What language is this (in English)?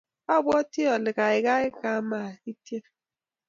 Kalenjin